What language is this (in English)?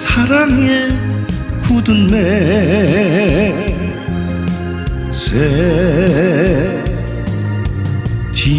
Korean